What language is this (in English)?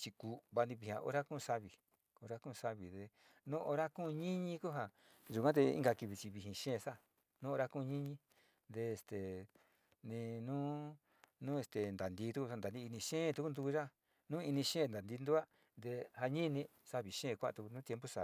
Sinicahua Mixtec